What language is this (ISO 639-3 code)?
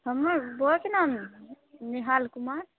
mai